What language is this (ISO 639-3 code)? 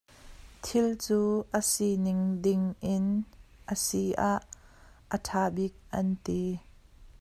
cnh